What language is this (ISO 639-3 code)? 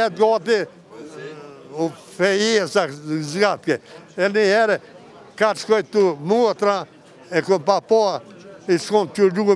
ron